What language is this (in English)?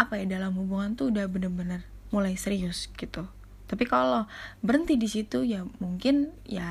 Indonesian